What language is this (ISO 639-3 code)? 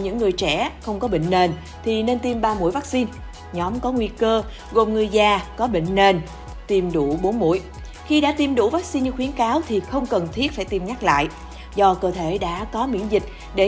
vie